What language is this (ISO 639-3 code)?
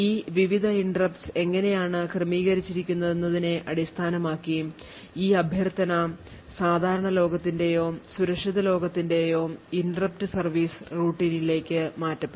mal